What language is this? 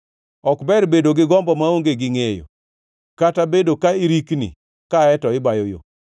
Luo (Kenya and Tanzania)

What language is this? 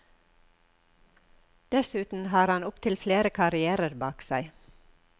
Norwegian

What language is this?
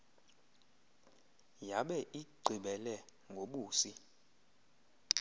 Xhosa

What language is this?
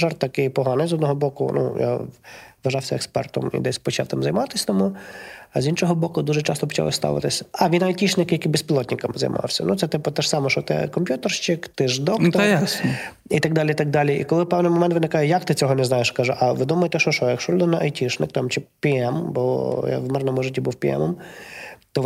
Ukrainian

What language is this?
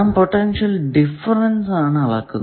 Malayalam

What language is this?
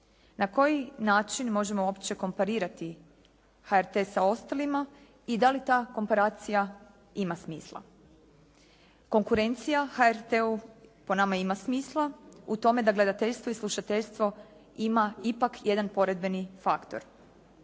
Croatian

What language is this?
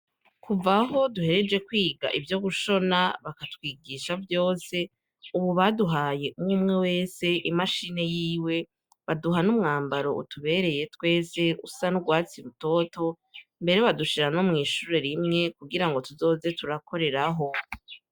Rundi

